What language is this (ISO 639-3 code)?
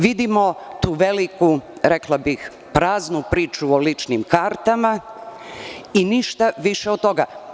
srp